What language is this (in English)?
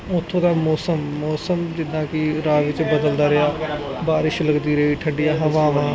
Punjabi